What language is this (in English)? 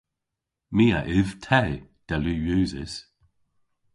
Cornish